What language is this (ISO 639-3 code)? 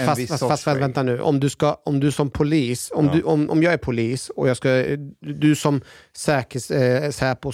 swe